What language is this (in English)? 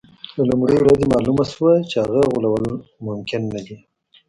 Pashto